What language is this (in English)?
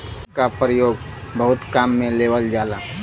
Bhojpuri